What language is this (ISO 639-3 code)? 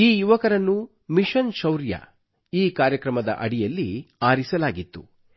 kan